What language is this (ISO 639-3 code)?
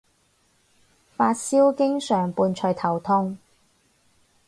yue